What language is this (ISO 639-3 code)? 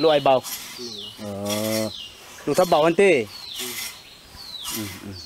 tha